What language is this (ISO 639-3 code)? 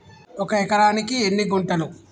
tel